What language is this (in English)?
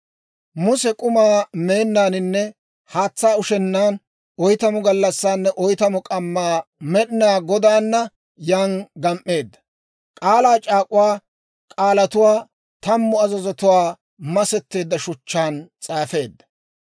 Dawro